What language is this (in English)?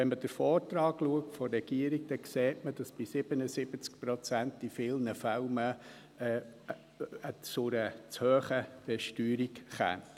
Swiss German